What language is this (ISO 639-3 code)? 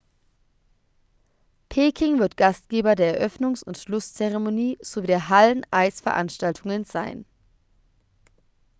deu